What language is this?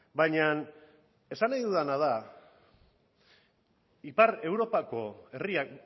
Basque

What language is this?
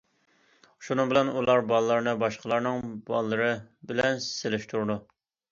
Uyghur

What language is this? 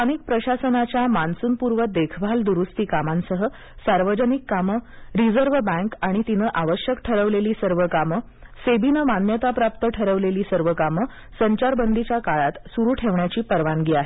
Marathi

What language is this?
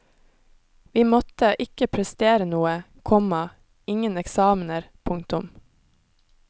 Norwegian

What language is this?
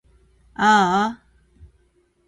Japanese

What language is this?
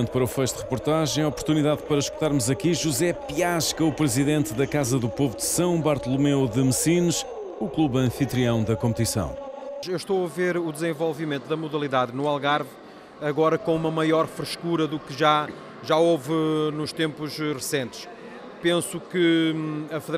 Portuguese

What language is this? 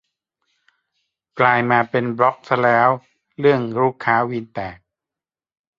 Thai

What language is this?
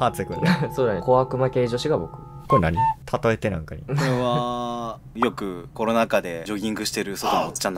Japanese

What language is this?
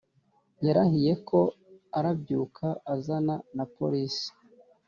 Kinyarwanda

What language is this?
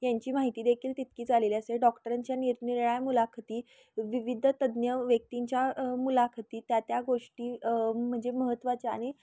Marathi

